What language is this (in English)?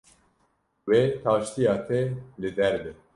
Kurdish